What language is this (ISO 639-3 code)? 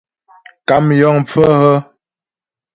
bbj